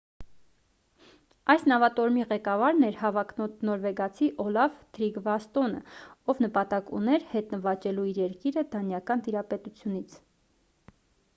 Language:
Armenian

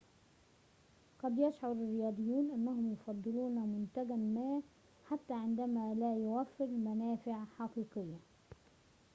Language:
Arabic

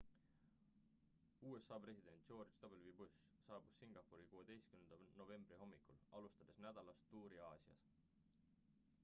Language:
Estonian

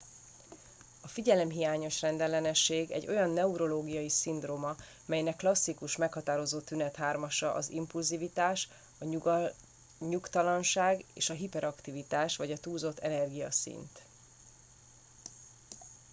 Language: Hungarian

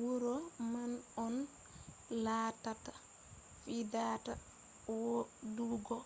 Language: Fula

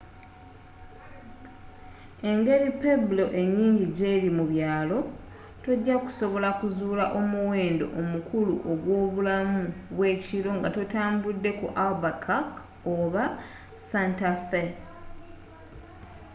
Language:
Ganda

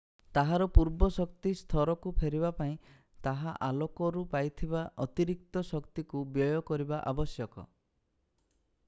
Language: Odia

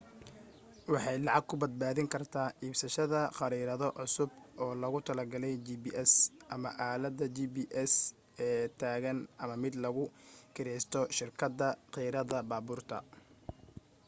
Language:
Somali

